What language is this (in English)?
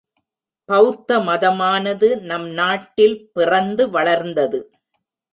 Tamil